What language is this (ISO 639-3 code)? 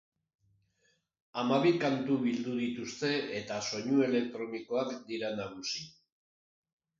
eus